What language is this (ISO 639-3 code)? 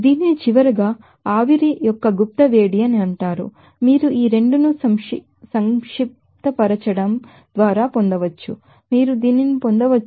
tel